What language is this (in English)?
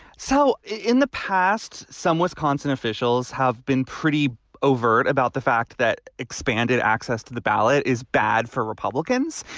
English